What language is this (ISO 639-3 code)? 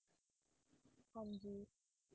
pan